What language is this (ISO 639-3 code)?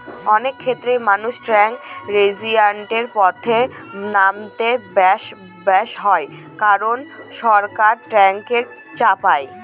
ben